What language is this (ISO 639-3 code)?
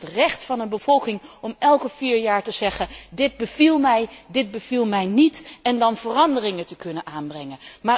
nld